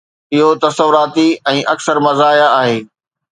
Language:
Sindhi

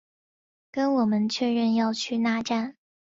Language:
Chinese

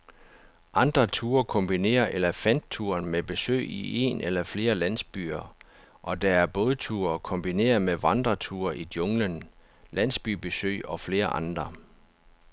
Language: Danish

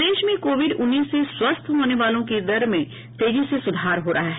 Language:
Hindi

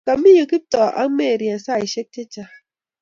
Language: Kalenjin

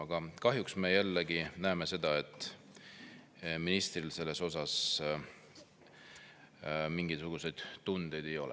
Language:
Estonian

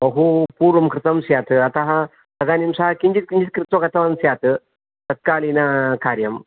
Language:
Sanskrit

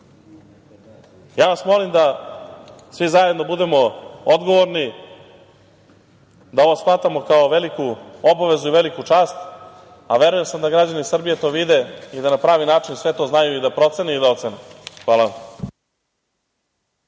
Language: Serbian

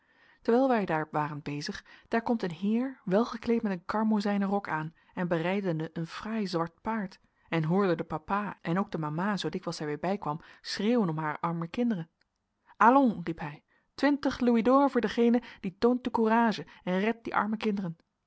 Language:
Dutch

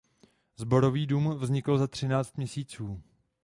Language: Czech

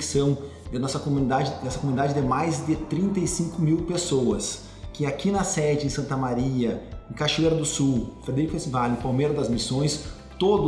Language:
Portuguese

